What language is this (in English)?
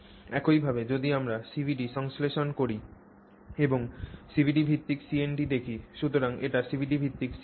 Bangla